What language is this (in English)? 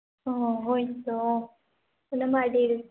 Santali